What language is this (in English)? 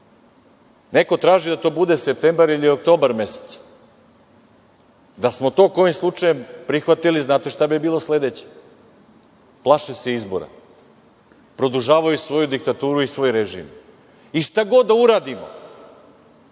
Serbian